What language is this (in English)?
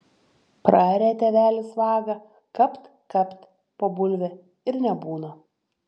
Lithuanian